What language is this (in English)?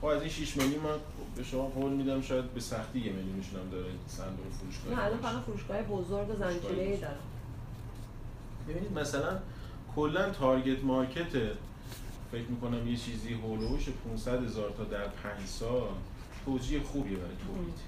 Persian